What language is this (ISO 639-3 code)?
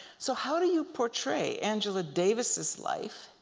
eng